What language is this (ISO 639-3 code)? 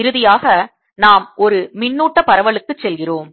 tam